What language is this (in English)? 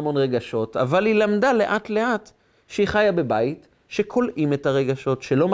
Hebrew